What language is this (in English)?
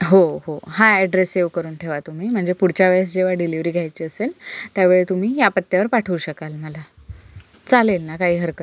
Marathi